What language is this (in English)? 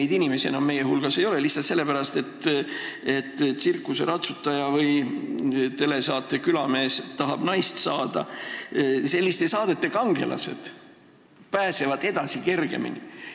Estonian